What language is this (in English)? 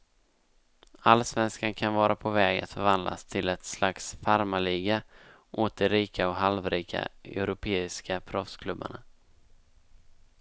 Swedish